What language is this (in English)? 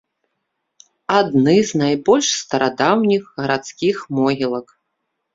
Belarusian